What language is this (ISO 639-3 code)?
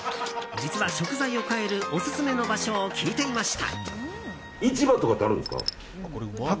jpn